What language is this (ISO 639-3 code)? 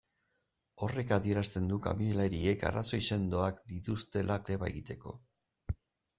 eus